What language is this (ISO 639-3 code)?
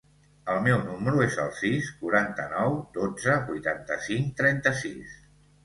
cat